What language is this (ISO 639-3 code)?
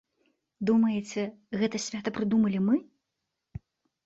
bel